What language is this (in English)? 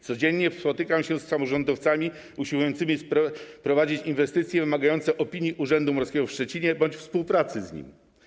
Polish